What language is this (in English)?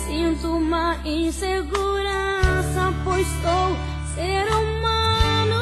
Portuguese